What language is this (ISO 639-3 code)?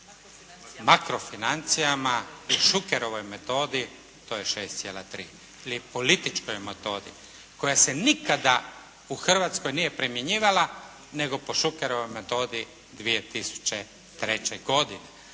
hrv